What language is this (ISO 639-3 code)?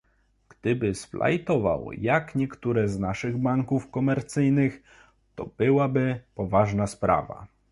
pol